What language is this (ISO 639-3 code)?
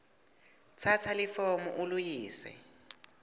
ssw